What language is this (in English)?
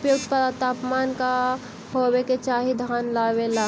Magahi